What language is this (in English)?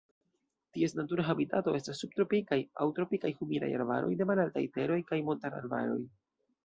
Esperanto